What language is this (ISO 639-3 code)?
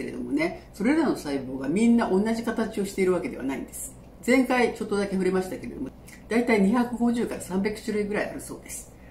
jpn